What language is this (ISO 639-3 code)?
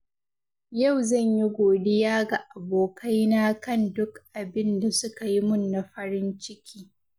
hau